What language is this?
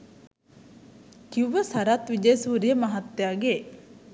Sinhala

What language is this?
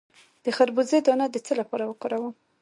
Pashto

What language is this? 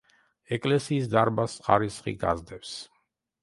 Georgian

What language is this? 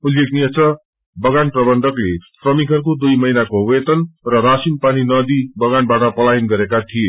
Nepali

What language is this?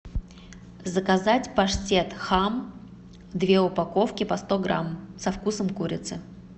Russian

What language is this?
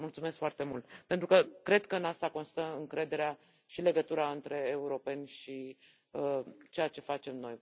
Romanian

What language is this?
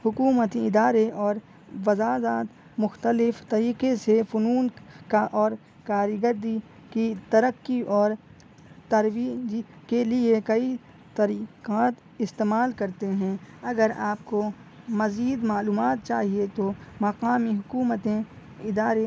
Urdu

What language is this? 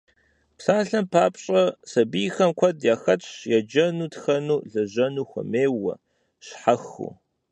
Kabardian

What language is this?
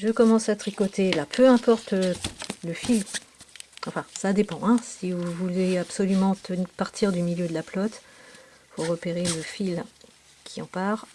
French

